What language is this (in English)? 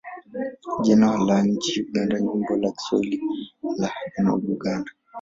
Swahili